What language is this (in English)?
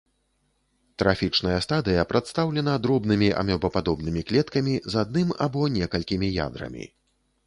Belarusian